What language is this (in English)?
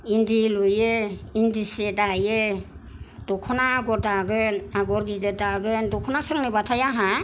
Bodo